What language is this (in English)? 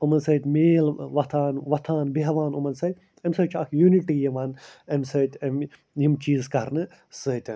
Kashmiri